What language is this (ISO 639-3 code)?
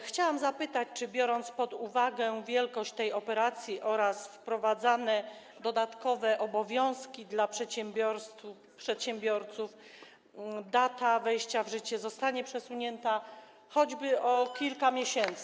pol